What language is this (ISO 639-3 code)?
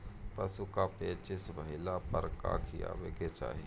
bho